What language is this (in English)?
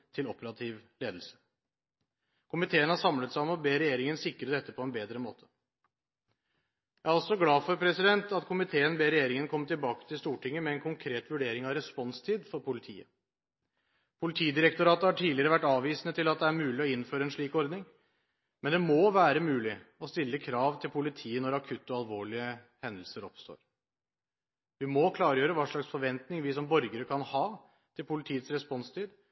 Norwegian Bokmål